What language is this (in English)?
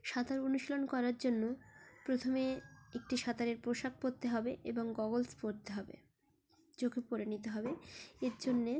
Bangla